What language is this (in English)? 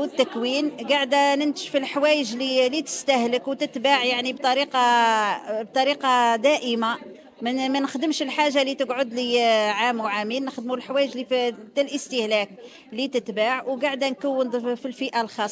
Arabic